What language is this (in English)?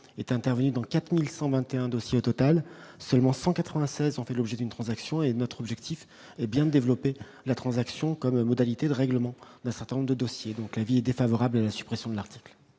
French